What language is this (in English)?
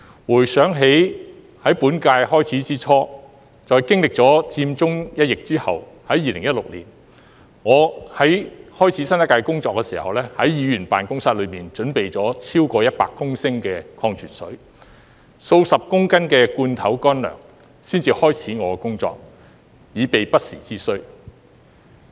Cantonese